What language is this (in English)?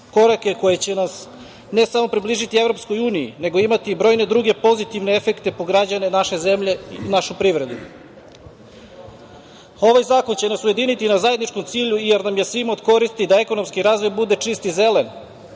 Serbian